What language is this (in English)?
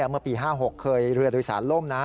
Thai